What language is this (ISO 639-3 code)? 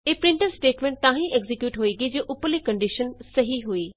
pan